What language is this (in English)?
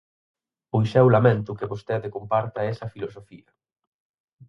Galician